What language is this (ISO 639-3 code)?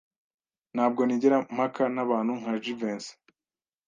kin